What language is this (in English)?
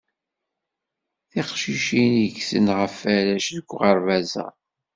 Kabyle